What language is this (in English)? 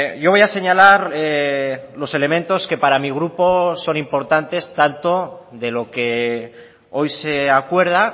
Spanish